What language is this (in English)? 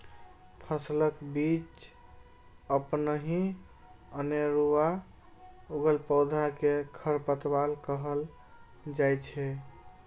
Maithili